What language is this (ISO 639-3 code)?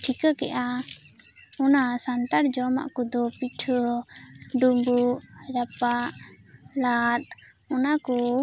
sat